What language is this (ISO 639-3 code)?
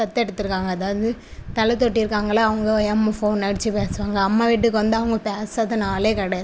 tam